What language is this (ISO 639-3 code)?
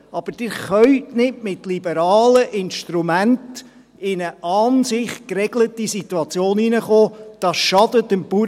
gsw